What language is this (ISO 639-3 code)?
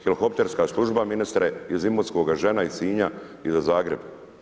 hrv